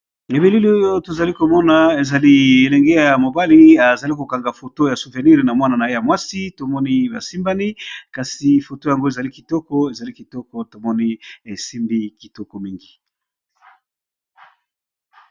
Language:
Lingala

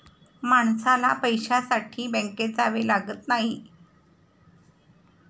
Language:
Marathi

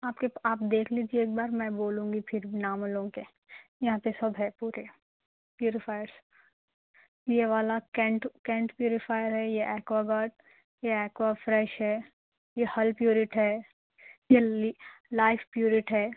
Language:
Urdu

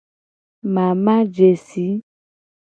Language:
Gen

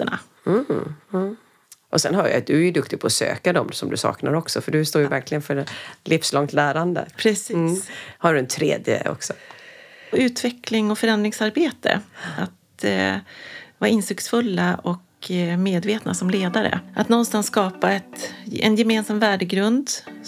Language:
Swedish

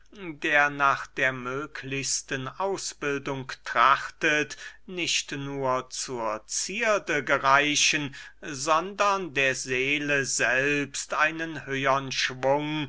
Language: German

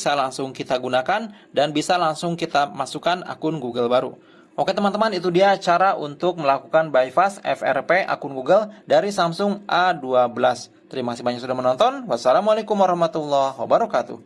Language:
Indonesian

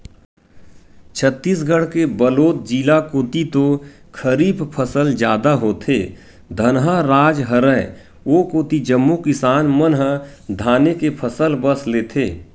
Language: Chhattisgarhi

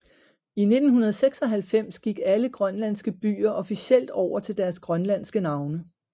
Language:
Danish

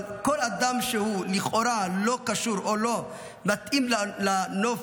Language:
Hebrew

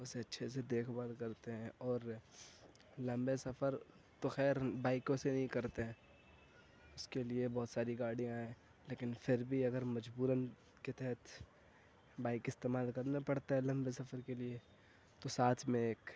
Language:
Urdu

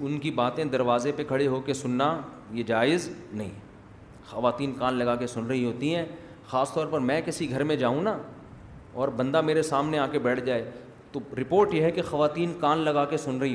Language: Urdu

